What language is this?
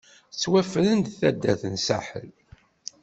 Kabyle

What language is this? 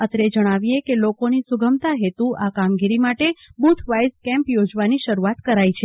Gujarati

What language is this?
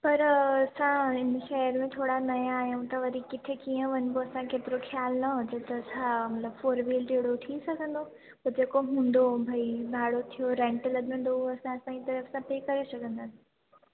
Sindhi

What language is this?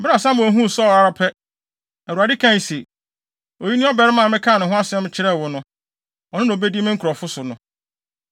Akan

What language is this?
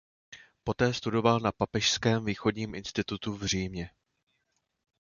Czech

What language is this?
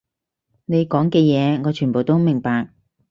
Cantonese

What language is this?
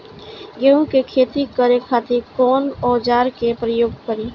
Bhojpuri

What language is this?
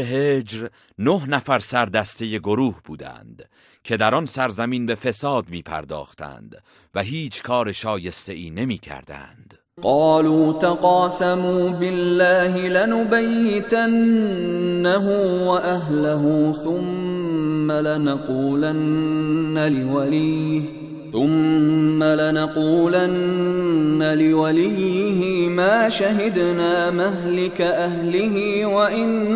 Persian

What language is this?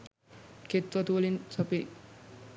Sinhala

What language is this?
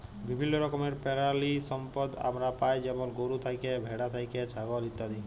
Bangla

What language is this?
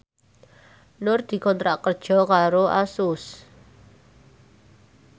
Javanese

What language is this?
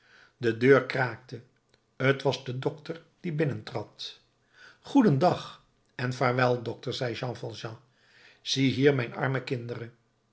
Dutch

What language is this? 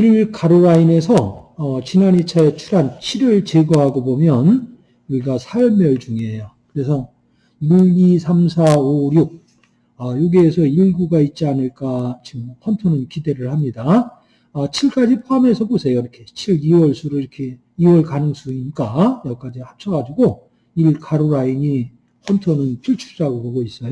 Korean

